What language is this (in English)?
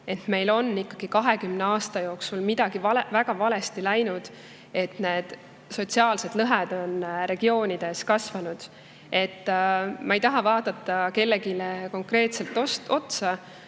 Estonian